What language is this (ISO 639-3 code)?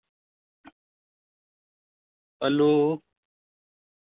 sat